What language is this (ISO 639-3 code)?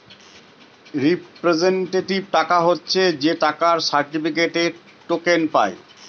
ben